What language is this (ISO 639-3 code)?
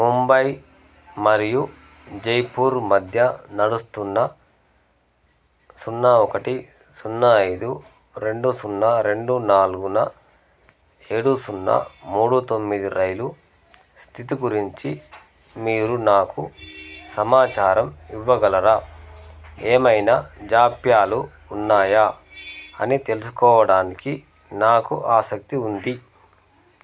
tel